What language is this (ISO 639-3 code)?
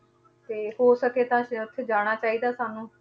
pan